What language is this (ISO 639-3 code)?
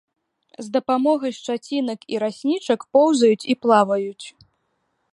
bel